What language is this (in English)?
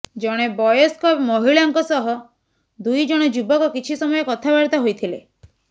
Odia